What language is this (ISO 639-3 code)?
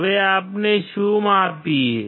guj